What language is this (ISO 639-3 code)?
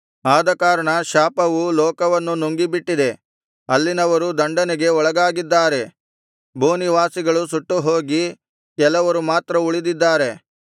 kan